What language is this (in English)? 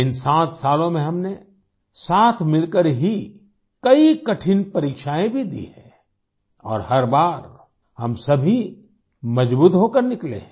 Hindi